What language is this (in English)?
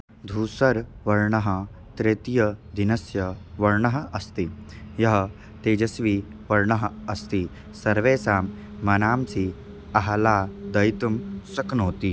Sanskrit